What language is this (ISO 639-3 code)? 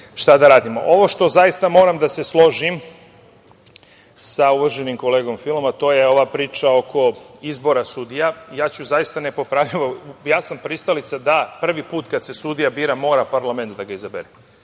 srp